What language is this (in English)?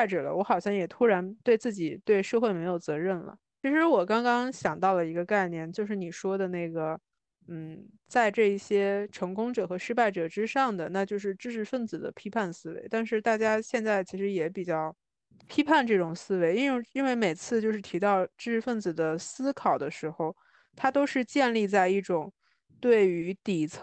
Chinese